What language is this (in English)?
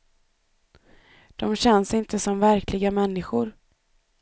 Swedish